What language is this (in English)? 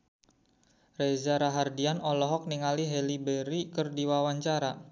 Sundanese